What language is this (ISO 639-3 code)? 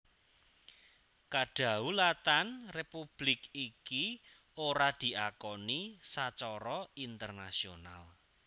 jav